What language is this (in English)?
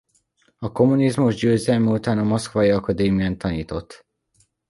Hungarian